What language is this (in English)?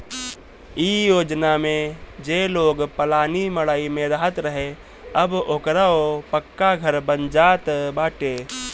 Bhojpuri